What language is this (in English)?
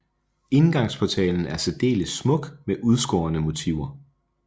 Danish